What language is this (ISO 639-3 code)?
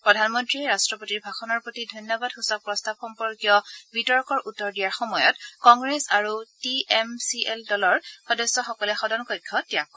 asm